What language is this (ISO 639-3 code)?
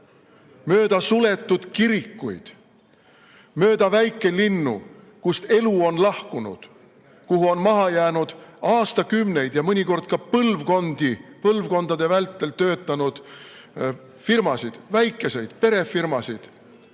est